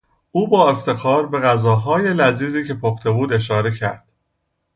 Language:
Persian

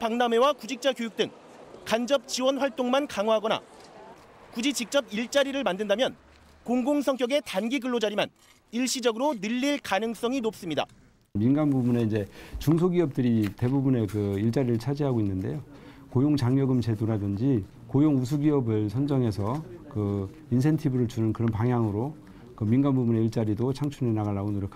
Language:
Korean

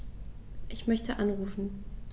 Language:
German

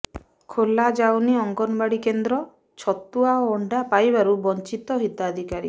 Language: Odia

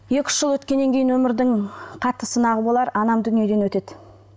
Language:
Kazakh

